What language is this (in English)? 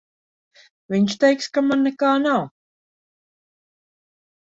Latvian